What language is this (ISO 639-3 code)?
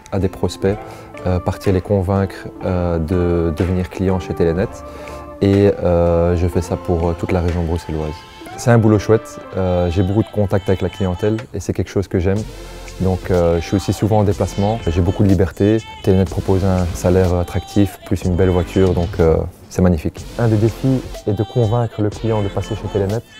fra